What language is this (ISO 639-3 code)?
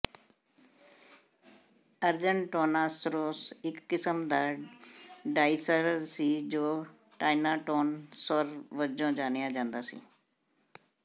pan